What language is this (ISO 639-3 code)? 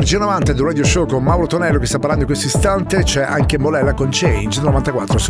ita